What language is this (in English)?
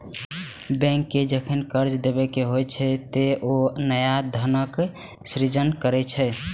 Maithili